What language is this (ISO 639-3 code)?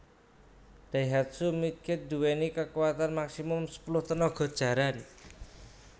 jav